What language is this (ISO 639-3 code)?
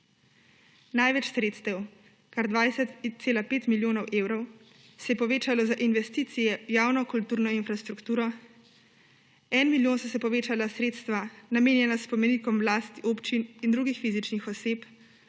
slv